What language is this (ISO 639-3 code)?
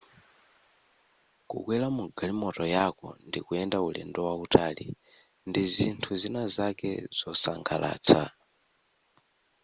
nya